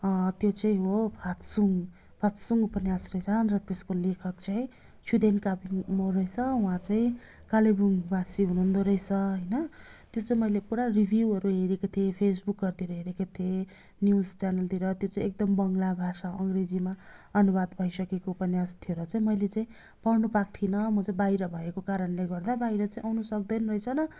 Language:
Nepali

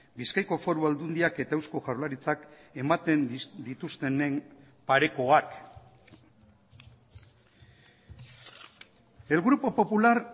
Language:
Basque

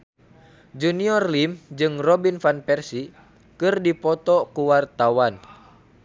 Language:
Sundanese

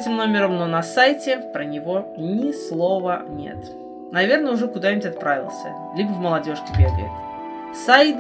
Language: Russian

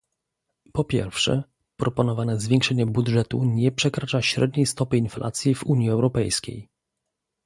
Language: Polish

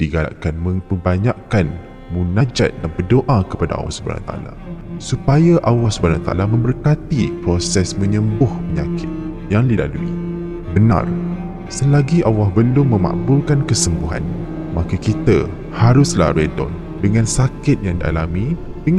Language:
Malay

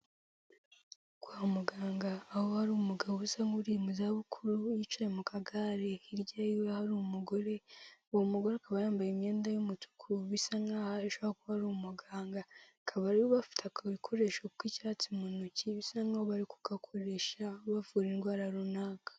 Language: Kinyarwanda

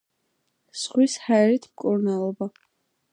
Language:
Georgian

